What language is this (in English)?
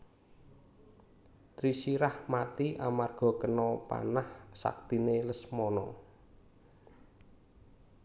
Javanese